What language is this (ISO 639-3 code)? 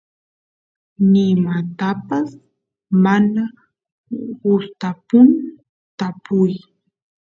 qus